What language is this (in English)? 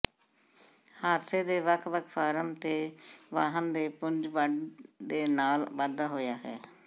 Punjabi